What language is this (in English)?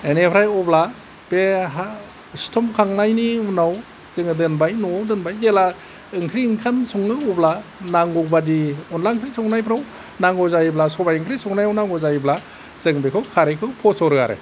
Bodo